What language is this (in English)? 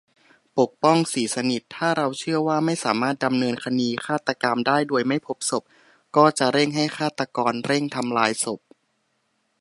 Thai